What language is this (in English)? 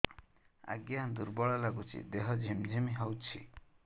Odia